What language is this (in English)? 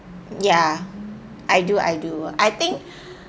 English